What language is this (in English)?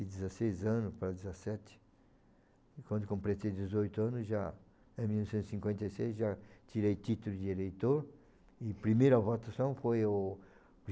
Portuguese